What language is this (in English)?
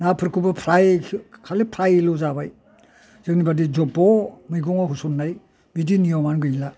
Bodo